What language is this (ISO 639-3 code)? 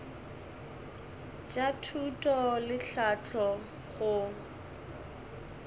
nso